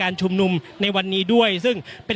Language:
Thai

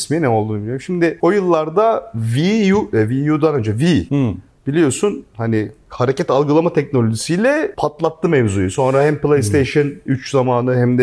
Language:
Turkish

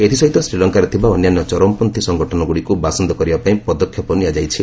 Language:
Odia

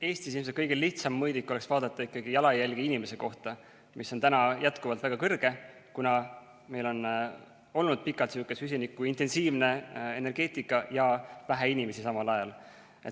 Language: Estonian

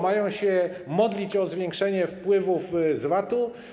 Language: Polish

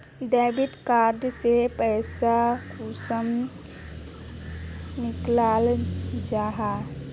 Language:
Magahi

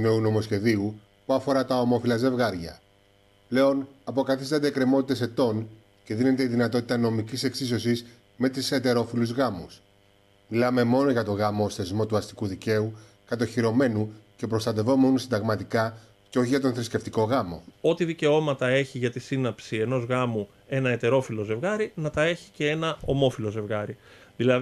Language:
Greek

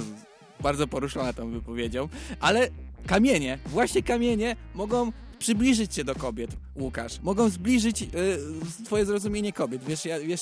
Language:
Polish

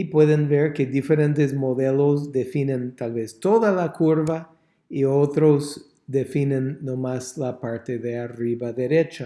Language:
Spanish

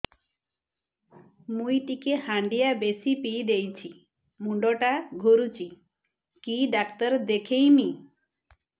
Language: Odia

